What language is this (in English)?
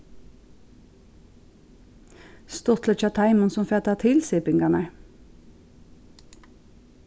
Faroese